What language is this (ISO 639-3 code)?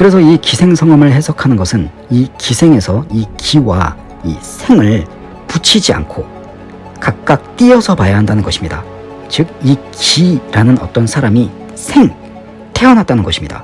kor